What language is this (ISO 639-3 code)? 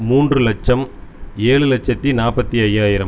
tam